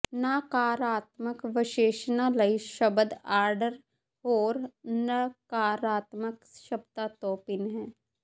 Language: Punjabi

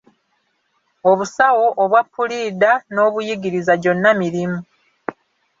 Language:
Ganda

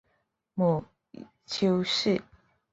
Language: Chinese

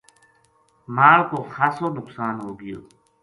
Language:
Gujari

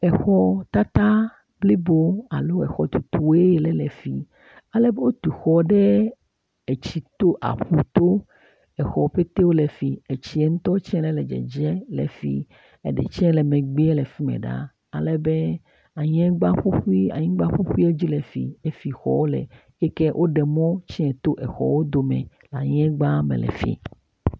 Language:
Ewe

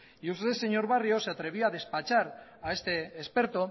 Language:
Spanish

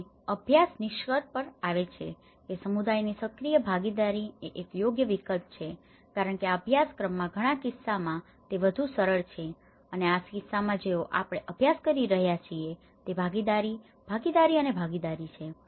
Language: Gujarati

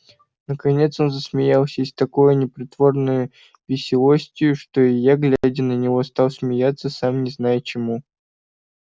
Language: Russian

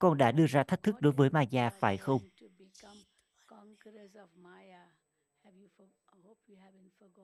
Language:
Vietnamese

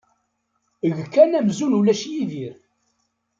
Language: Kabyle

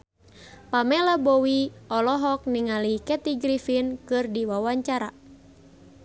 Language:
Sundanese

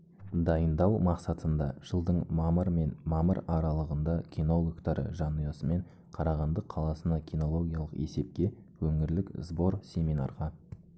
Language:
Kazakh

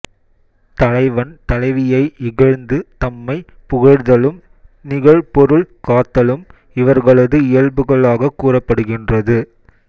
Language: Tamil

